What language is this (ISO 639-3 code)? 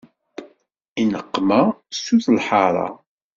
kab